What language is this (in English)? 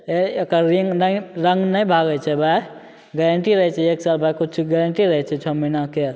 Maithili